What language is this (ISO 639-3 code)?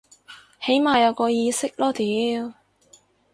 yue